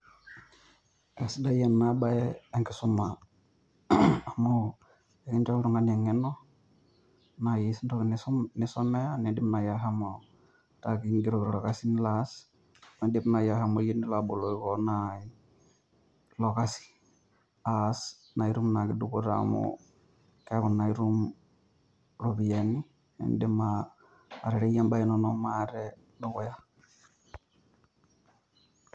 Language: Masai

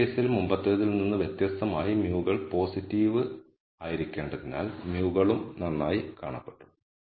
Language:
Malayalam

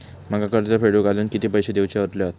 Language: Marathi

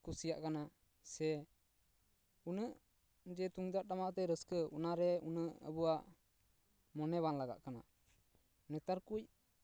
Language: Santali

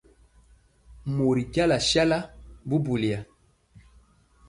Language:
Mpiemo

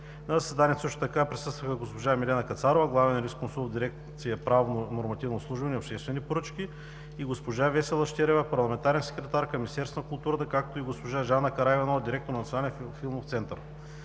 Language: Bulgarian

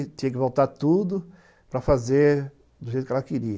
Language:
Portuguese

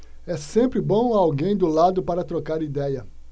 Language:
Portuguese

